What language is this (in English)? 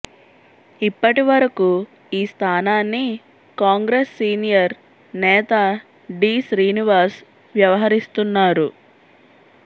Telugu